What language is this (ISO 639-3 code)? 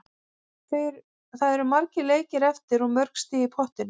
isl